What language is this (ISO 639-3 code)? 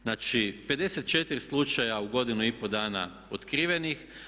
hrv